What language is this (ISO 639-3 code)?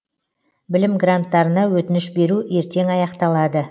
kaz